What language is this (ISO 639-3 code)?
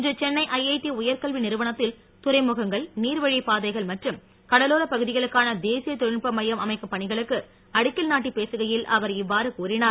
tam